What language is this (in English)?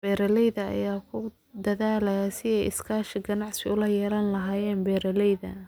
Somali